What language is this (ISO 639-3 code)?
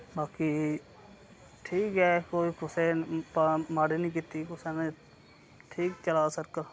doi